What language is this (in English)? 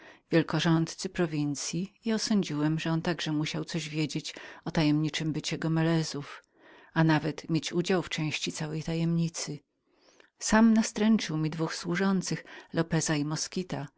Polish